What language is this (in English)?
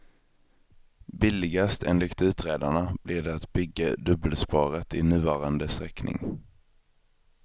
Swedish